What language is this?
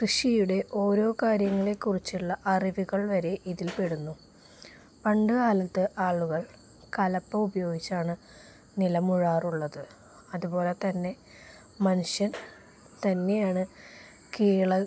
Malayalam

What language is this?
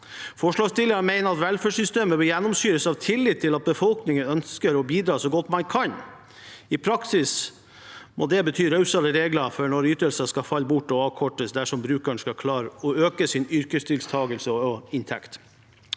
Norwegian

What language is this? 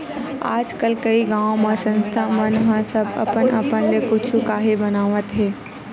Chhattisgarhi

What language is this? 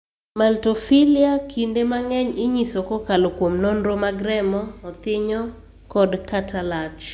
Luo (Kenya and Tanzania)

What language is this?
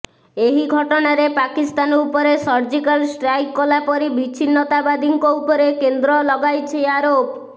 Odia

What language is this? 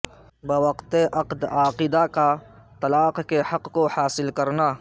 Urdu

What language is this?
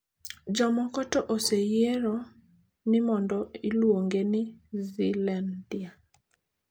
Luo (Kenya and Tanzania)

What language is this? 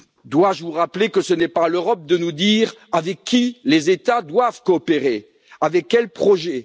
French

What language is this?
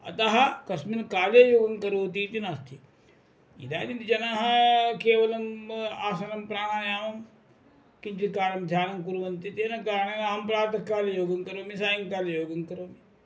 Sanskrit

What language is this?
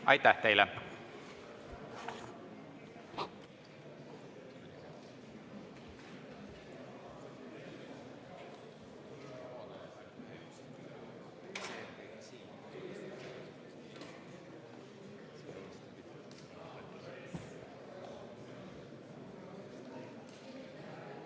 Estonian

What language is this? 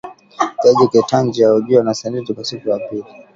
Swahili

